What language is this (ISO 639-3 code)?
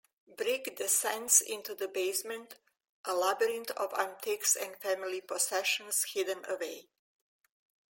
eng